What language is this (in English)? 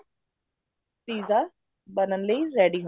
Punjabi